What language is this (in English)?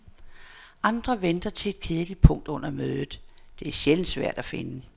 Danish